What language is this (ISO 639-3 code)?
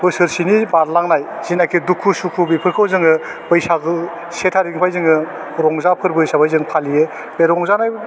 brx